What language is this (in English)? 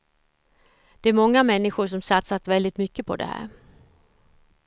Swedish